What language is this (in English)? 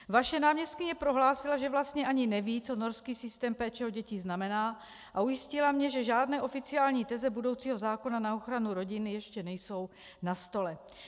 Czech